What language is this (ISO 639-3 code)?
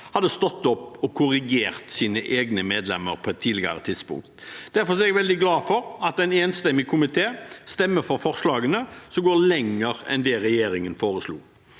nor